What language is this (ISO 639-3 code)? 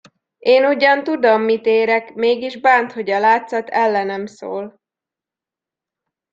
hun